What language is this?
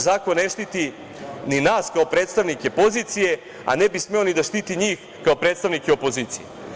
Serbian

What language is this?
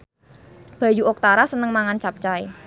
Javanese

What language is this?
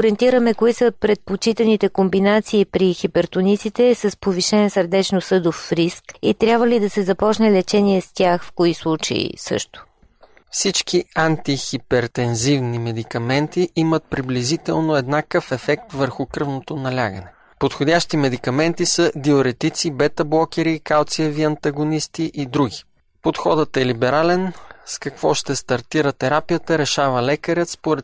Bulgarian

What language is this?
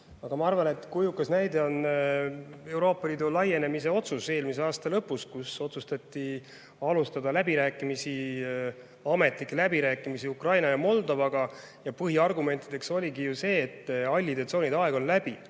Estonian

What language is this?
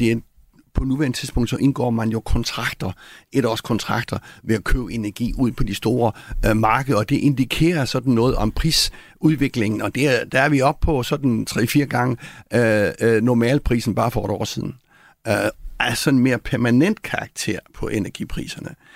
Danish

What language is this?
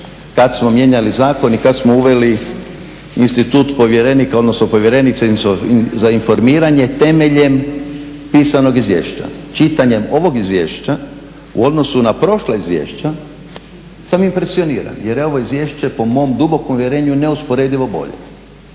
Croatian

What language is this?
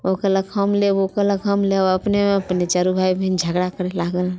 Maithili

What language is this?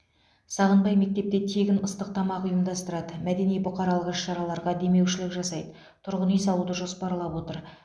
Kazakh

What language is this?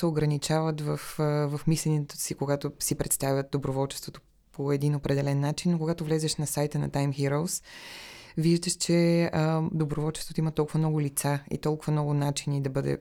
Bulgarian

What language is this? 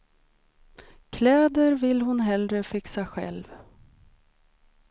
Swedish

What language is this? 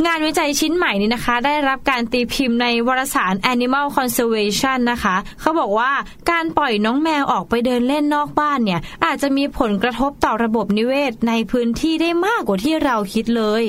Thai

